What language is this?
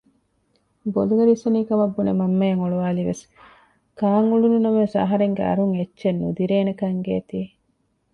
Divehi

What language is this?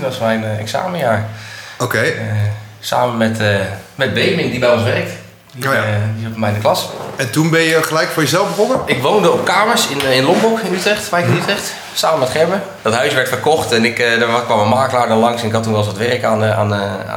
Dutch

